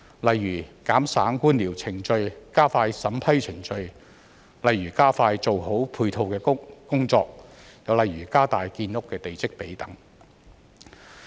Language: Cantonese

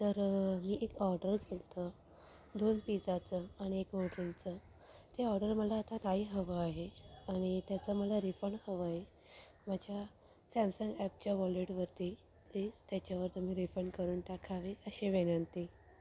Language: Marathi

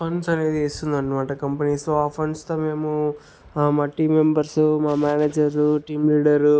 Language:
Telugu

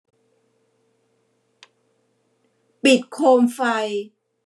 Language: Thai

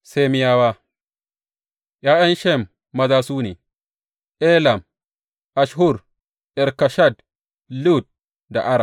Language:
Hausa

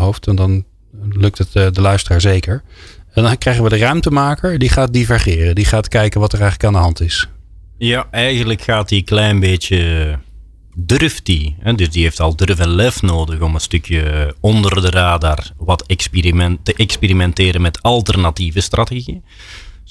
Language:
Dutch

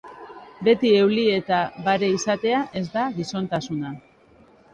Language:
Basque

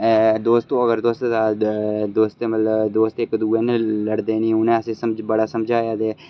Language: Dogri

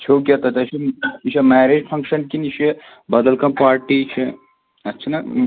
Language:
Kashmiri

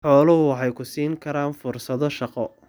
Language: Somali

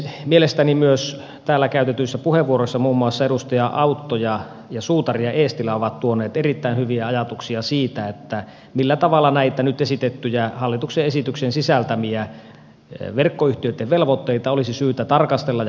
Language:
Finnish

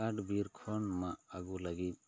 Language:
Santali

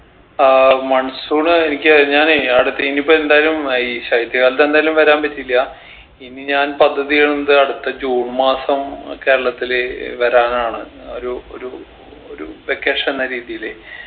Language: Malayalam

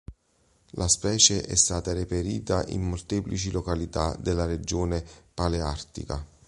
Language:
Italian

